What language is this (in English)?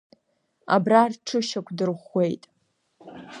Abkhazian